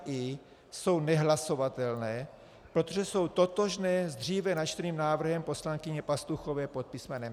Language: Czech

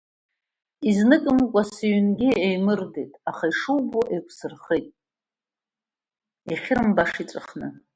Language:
Abkhazian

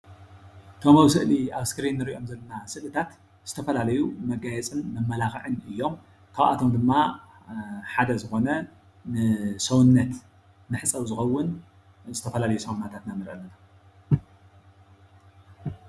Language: Tigrinya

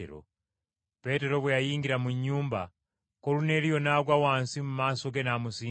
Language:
Ganda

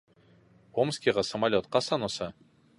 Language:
Bashkir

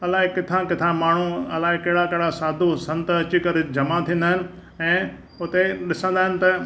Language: Sindhi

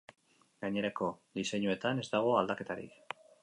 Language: Basque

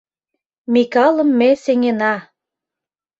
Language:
Mari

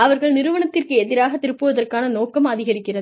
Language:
Tamil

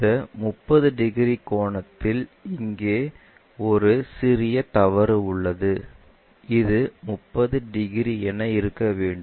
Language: Tamil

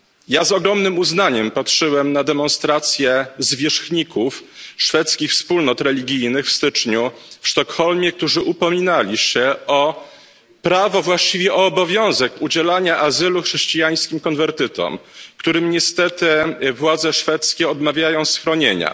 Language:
Polish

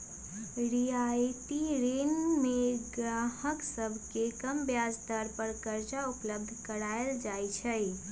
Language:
Magahi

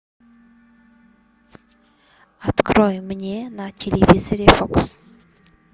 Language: Russian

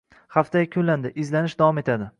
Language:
Uzbek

